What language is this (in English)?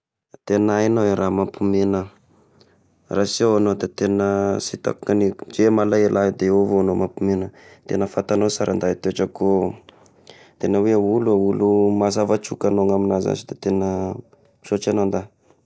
Tesaka Malagasy